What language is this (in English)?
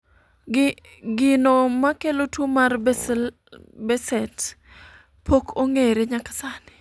Luo (Kenya and Tanzania)